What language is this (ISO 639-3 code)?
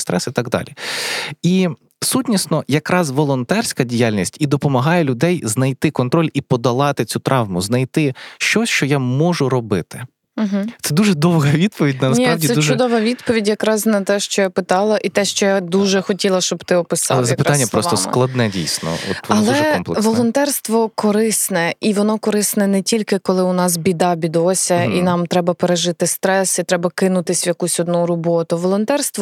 ukr